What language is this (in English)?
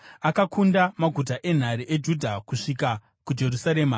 Shona